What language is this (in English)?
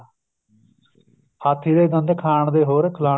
Punjabi